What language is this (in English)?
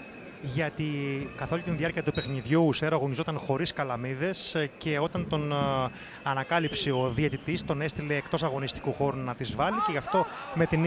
Greek